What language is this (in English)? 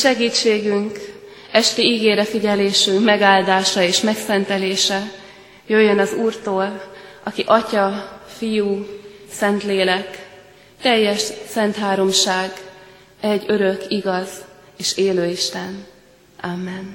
Hungarian